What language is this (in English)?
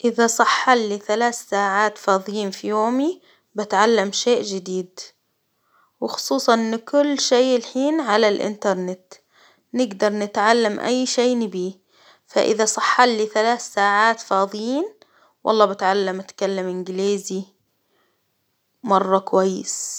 Hijazi Arabic